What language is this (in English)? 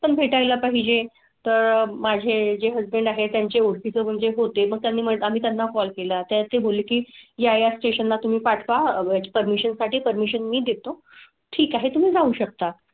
Marathi